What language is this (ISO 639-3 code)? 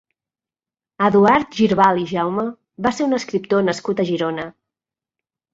cat